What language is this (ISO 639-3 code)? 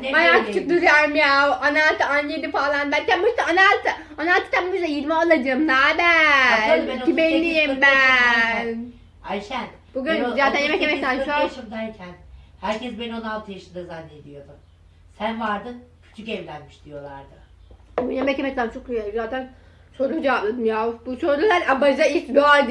tur